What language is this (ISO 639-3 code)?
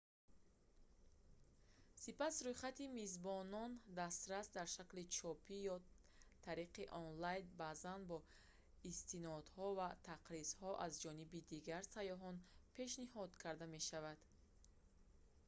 tgk